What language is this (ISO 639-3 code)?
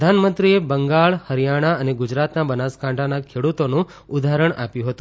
guj